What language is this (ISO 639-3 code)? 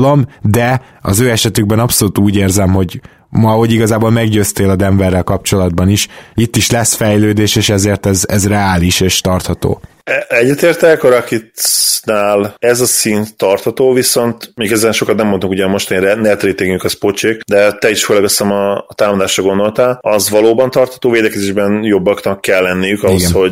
hun